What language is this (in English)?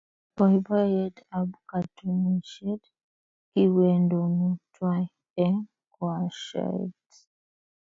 Kalenjin